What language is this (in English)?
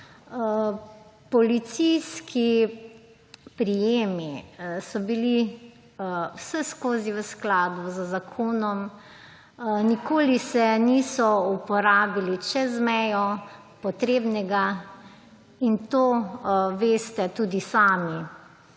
Slovenian